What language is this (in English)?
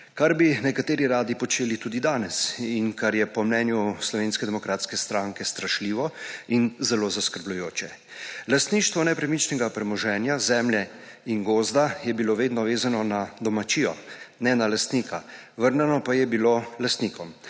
Slovenian